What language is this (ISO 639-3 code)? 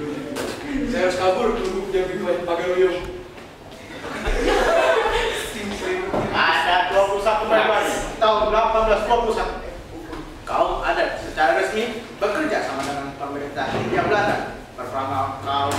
ind